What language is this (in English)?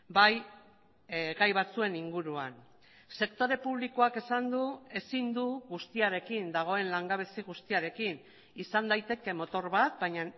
Basque